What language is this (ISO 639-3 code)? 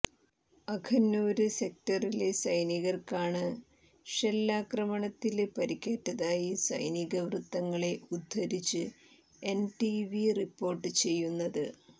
mal